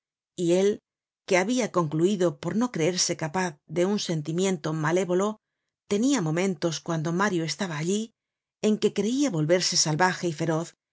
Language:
Spanish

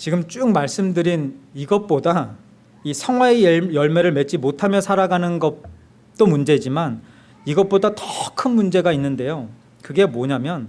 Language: Korean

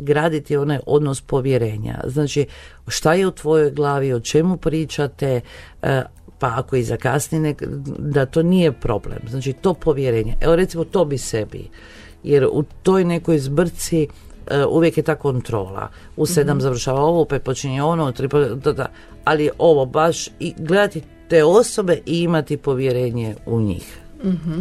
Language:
Croatian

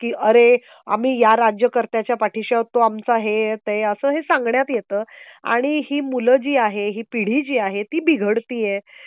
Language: Marathi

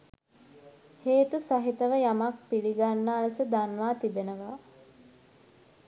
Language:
Sinhala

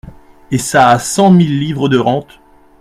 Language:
French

